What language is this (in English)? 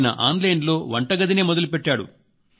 Telugu